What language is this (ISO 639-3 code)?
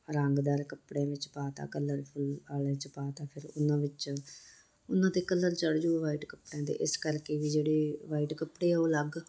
pan